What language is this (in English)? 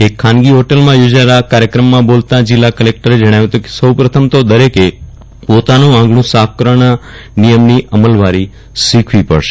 Gujarati